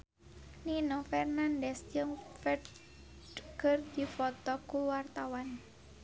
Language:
Sundanese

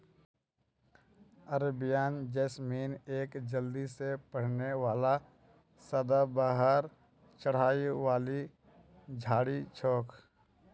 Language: Magahi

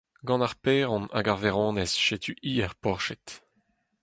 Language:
Breton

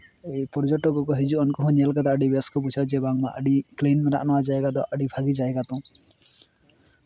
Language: Santali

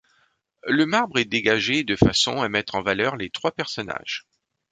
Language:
French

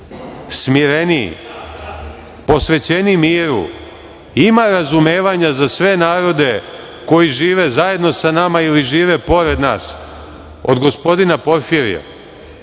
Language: Serbian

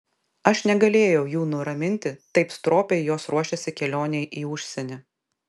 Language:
Lithuanian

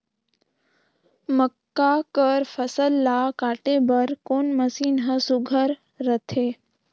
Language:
Chhattisgarhi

